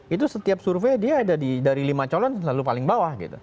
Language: Indonesian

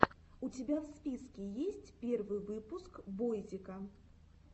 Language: Russian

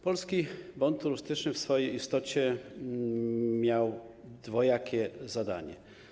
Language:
Polish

